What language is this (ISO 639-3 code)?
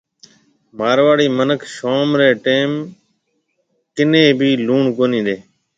mve